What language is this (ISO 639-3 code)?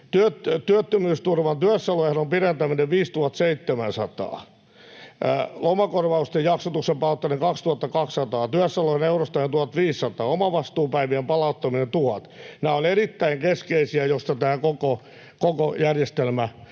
fin